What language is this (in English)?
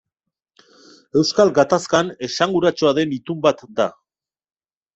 Basque